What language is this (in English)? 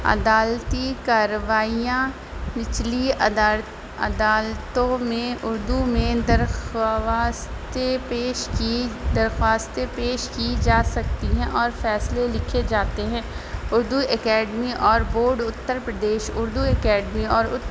Urdu